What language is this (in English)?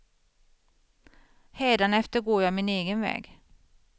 Swedish